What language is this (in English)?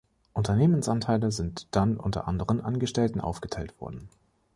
German